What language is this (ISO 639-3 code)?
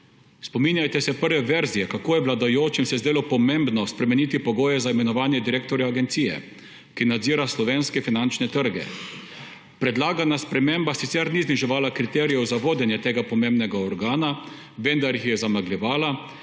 slv